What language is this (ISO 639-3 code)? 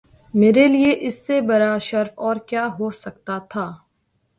urd